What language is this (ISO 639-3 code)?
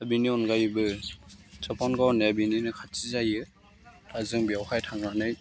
brx